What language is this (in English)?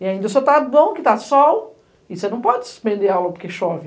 Portuguese